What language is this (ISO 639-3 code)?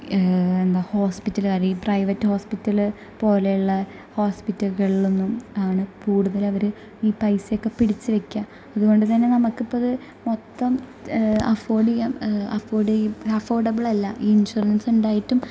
mal